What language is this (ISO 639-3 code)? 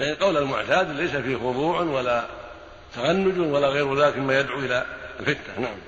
ara